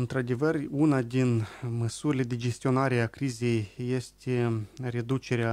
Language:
Romanian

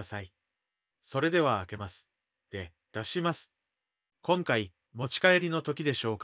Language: Japanese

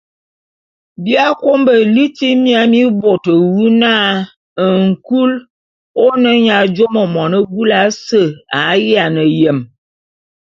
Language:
Bulu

